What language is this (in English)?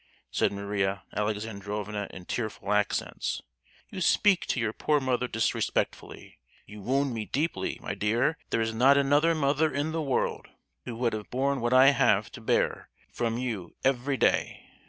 English